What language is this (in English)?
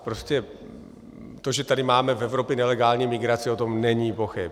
Czech